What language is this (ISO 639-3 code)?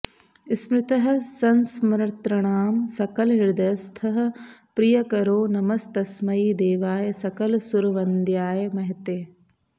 san